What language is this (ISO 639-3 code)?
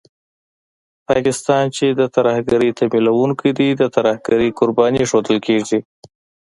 pus